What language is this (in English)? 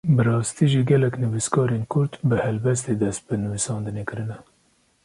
Kurdish